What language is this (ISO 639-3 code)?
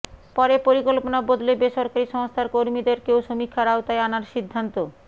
ben